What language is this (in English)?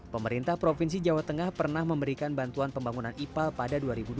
Indonesian